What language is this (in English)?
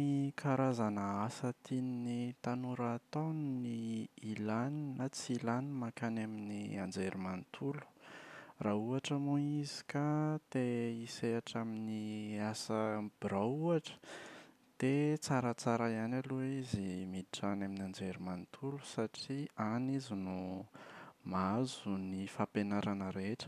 Malagasy